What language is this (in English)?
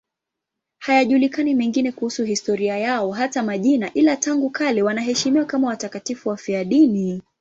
Swahili